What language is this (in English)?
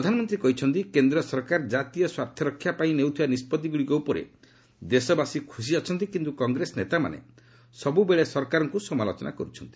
Odia